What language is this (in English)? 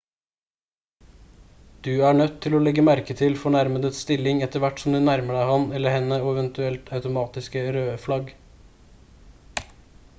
Norwegian Bokmål